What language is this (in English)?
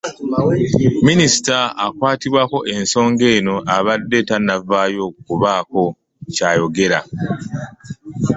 Ganda